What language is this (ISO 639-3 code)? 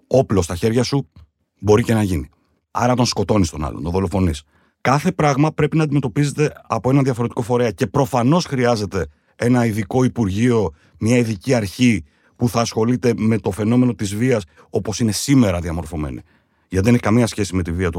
ell